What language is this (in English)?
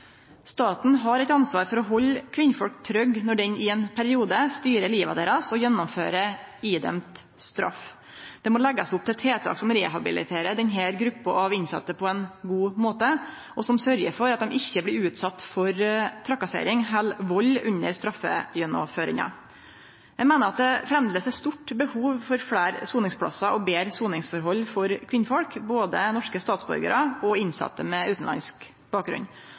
Norwegian Nynorsk